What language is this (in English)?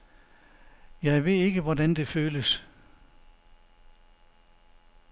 Danish